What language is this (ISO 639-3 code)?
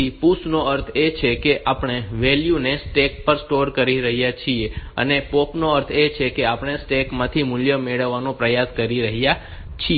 guj